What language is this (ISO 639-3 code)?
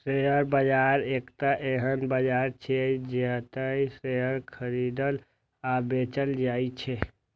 mai